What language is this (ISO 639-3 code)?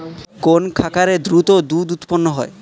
ben